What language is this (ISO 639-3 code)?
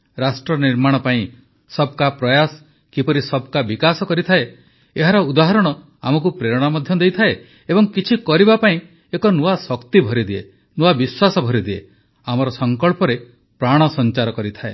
ori